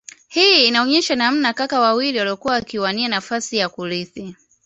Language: Swahili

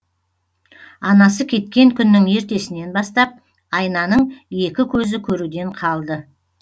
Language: Kazakh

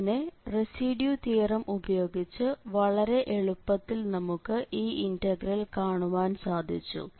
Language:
Malayalam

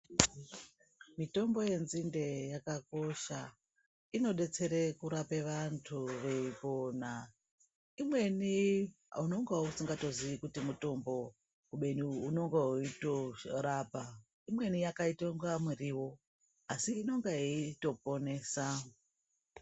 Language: Ndau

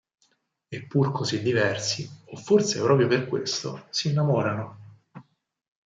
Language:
Italian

